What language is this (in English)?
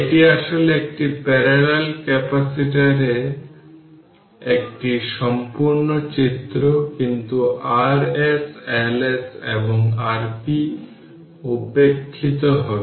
Bangla